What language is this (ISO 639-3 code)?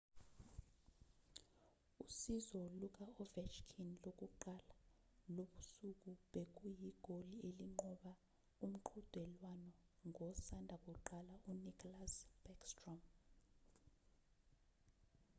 zul